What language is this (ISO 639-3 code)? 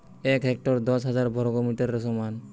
ben